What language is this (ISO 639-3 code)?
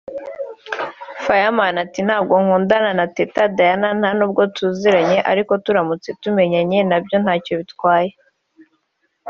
kin